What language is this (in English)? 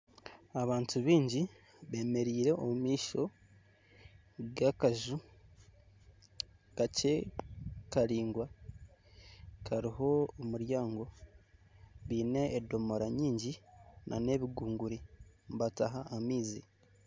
Nyankole